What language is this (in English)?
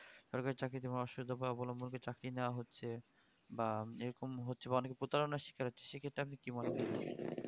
Bangla